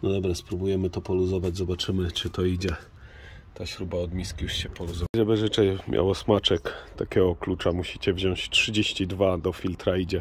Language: Polish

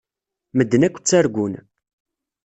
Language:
Kabyle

